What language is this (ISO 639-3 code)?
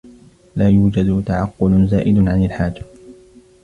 ara